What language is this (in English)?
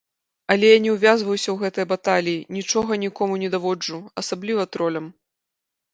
Belarusian